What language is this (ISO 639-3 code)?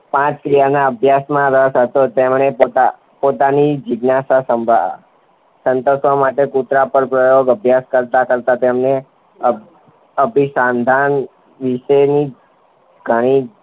guj